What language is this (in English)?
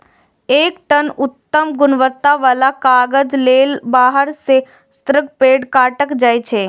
Maithili